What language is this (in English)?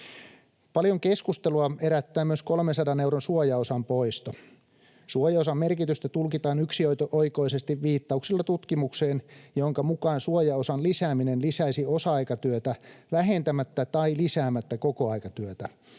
Finnish